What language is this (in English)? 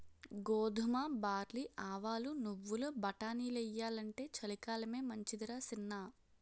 Telugu